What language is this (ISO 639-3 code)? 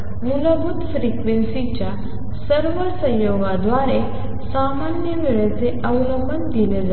mar